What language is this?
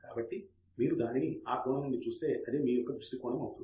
Telugu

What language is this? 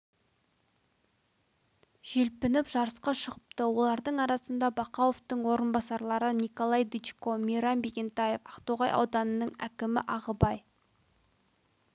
Kazakh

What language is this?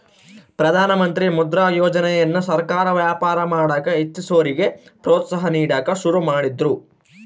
Kannada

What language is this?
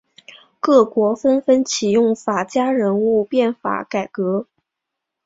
Chinese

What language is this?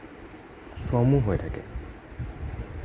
Assamese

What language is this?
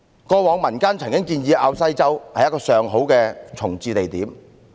Cantonese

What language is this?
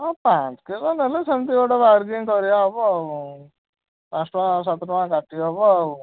Odia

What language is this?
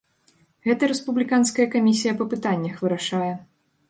Belarusian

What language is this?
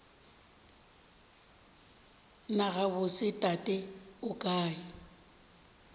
Northern Sotho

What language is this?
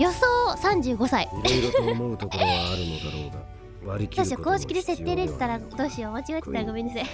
Japanese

